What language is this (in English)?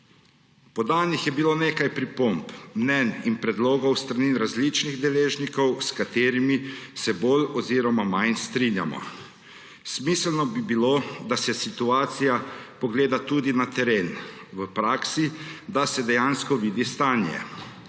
Slovenian